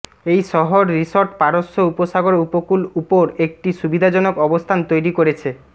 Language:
Bangla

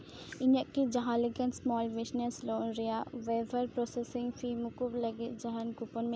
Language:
Santali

